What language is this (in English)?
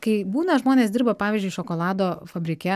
Lithuanian